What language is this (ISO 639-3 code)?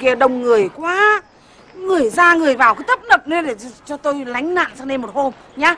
vie